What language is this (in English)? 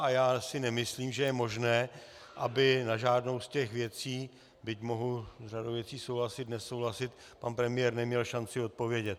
Czech